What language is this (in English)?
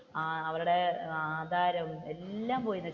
Malayalam